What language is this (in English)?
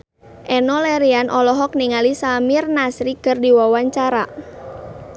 Sundanese